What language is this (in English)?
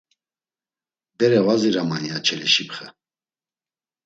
Laz